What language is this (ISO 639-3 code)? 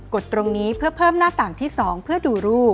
tha